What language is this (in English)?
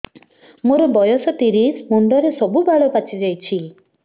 Odia